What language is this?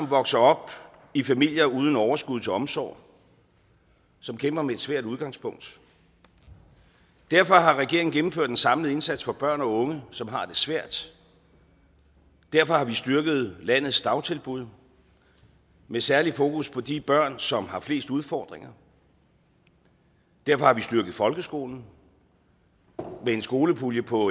Danish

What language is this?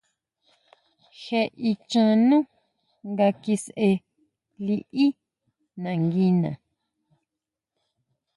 Huautla Mazatec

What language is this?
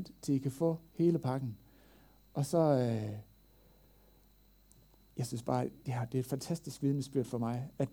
Danish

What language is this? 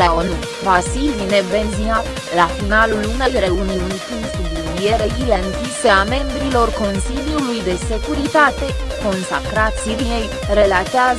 Romanian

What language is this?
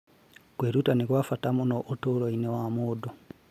Kikuyu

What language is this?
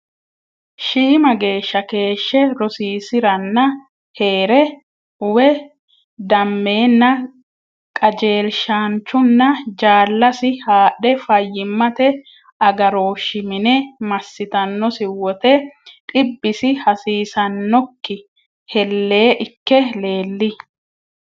Sidamo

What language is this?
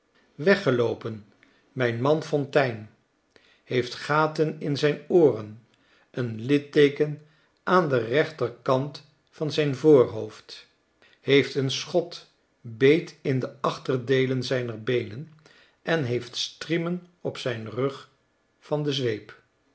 Dutch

